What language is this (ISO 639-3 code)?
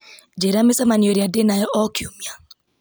kik